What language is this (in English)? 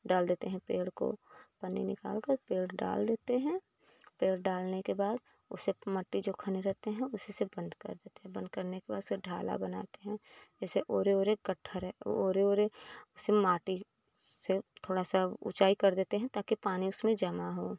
Hindi